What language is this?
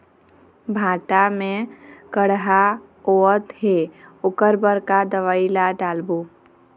Chhattisgarhi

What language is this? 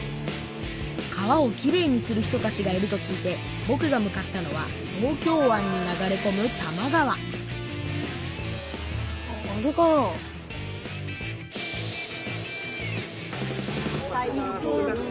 Japanese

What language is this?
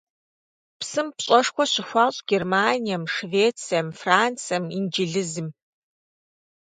Kabardian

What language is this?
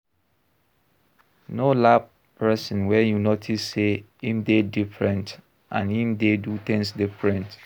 Nigerian Pidgin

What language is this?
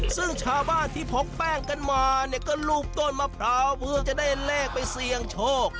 Thai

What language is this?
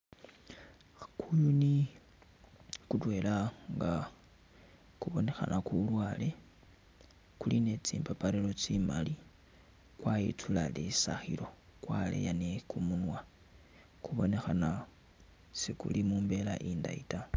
Masaaba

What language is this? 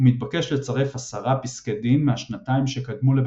Hebrew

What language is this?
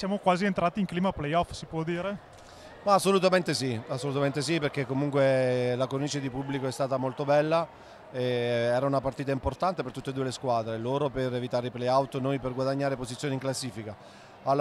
Italian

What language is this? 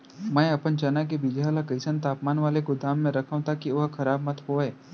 Chhattisgarhi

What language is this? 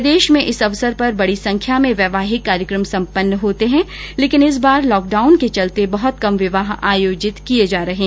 Hindi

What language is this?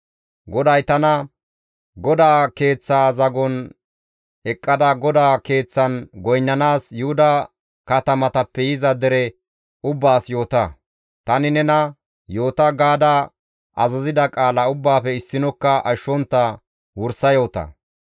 Gamo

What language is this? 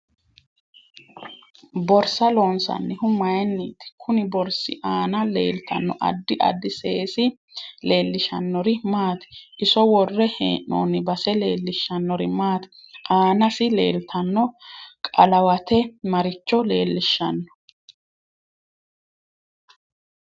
Sidamo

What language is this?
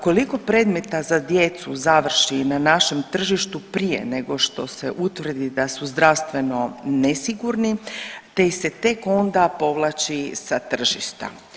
Croatian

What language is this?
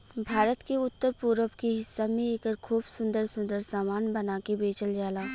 Bhojpuri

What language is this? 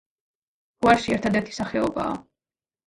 Georgian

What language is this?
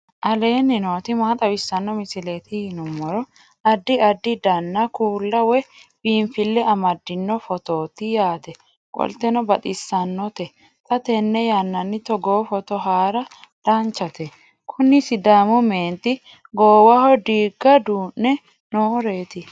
Sidamo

